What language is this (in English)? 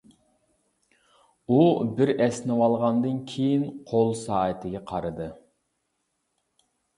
Uyghur